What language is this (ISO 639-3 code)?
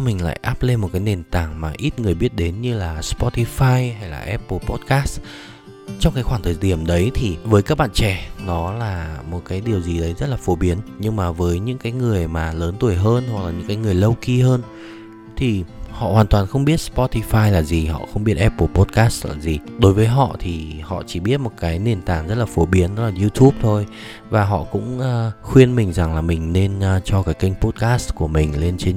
vie